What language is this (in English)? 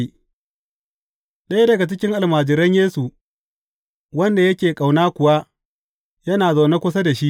Hausa